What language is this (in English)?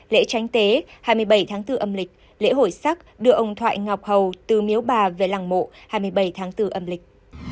Vietnamese